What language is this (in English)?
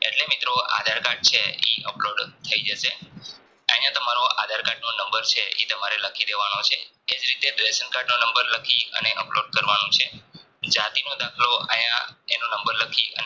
Gujarati